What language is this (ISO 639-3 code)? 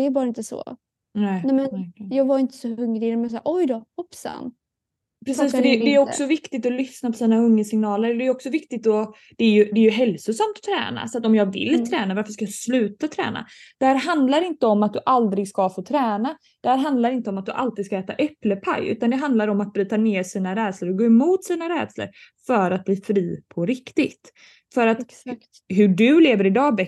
swe